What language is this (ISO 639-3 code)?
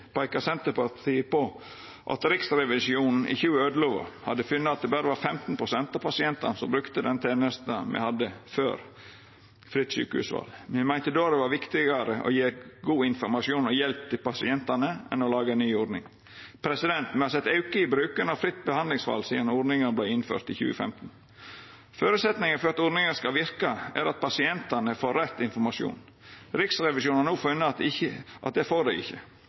nno